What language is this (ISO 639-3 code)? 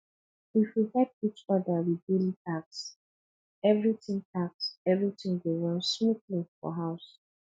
pcm